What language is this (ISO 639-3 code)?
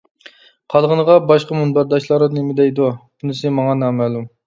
uig